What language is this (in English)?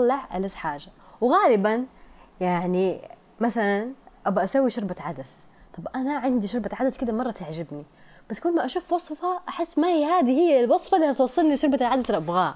Arabic